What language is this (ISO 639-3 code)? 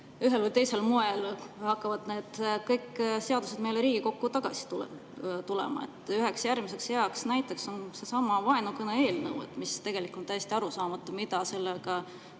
est